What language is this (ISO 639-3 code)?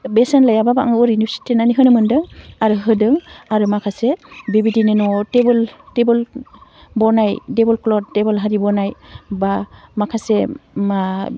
brx